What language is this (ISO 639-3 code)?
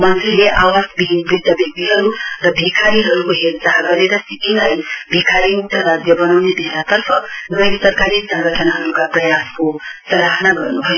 nep